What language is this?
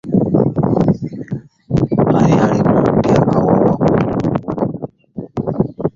Ganda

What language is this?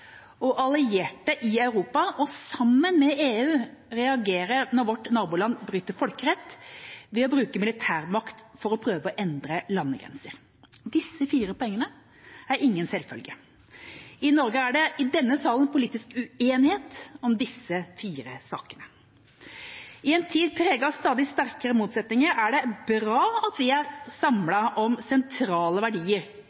Norwegian Bokmål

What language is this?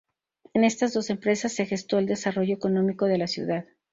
Spanish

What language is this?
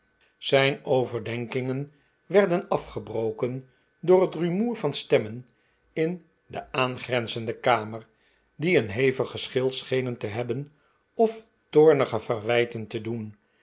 Dutch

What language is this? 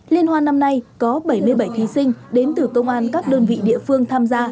Vietnamese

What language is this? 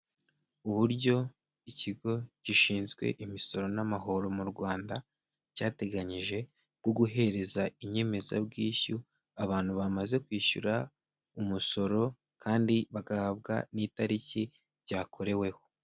Kinyarwanda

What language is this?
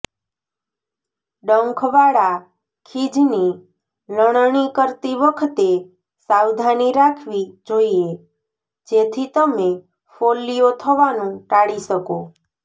Gujarati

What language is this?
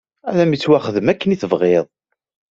Kabyle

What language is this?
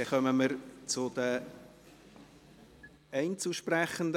Swiss German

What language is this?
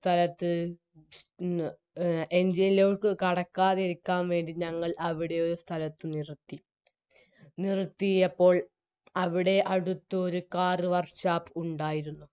Malayalam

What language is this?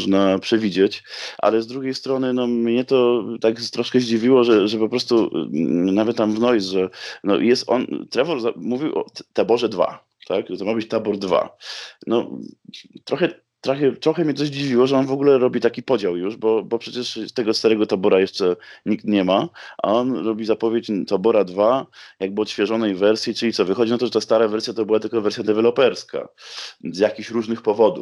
Polish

